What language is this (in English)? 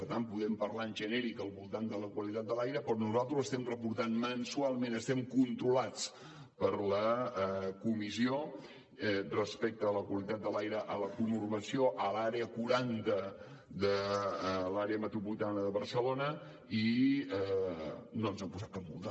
Catalan